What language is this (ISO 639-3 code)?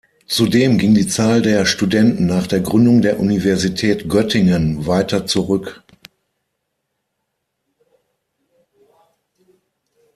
deu